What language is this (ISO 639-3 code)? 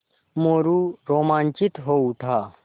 hin